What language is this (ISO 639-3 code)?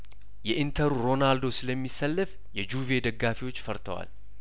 amh